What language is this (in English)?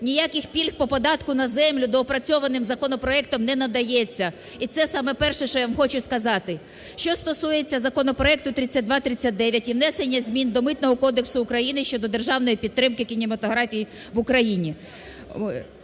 Ukrainian